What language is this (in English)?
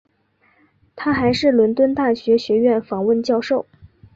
Chinese